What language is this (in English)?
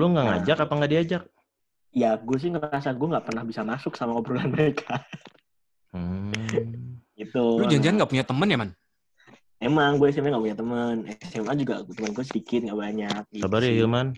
Indonesian